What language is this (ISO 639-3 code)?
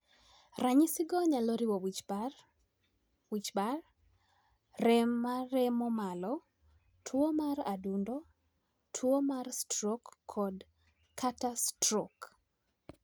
luo